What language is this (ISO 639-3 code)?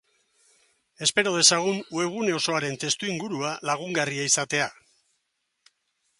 eus